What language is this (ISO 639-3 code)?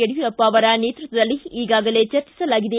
kan